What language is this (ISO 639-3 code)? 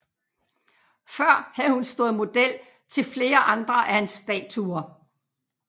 dan